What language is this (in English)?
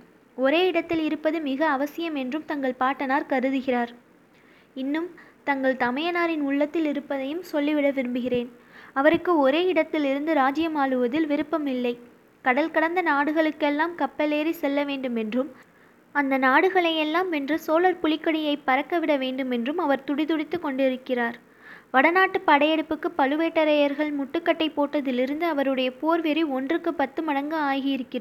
Tamil